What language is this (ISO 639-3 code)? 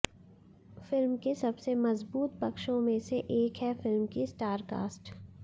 hin